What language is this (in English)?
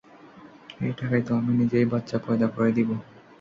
Bangla